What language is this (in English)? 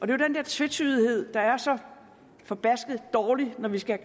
Danish